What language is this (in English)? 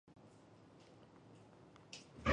Chinese